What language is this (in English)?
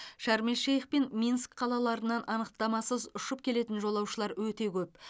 Kazakh